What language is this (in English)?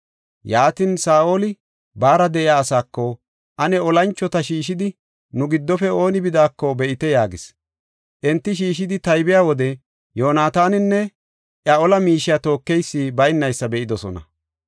Gofa